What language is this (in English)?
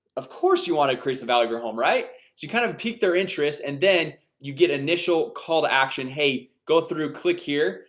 English